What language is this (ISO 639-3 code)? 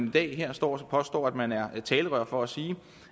dan